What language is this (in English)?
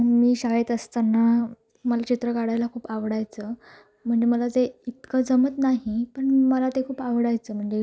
Marathi